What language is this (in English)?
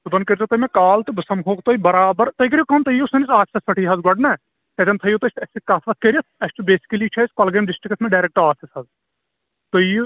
Kashmiri